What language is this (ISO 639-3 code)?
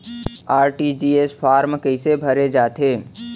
hne